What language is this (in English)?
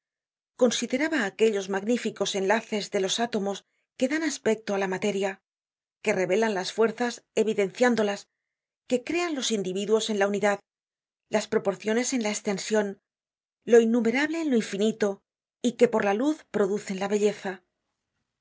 Spanish